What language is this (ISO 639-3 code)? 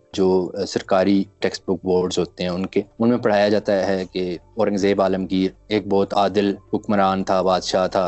urd